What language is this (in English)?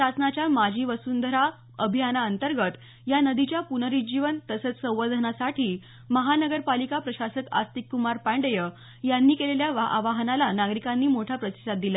Marathi